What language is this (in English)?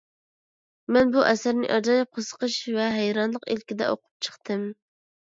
Uyghur